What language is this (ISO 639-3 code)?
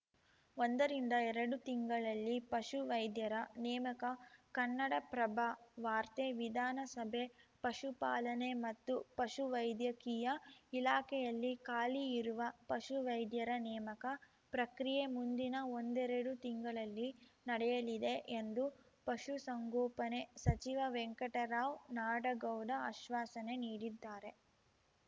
kan